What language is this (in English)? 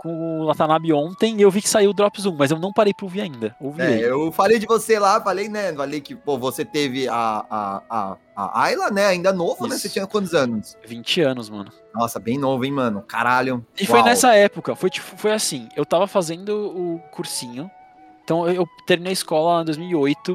Portuguese